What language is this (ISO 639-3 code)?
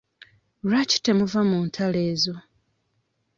lug